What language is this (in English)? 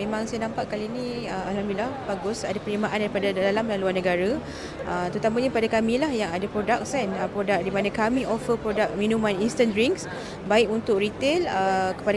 Malay